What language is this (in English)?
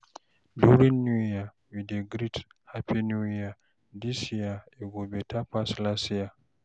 Nigerian Pidgin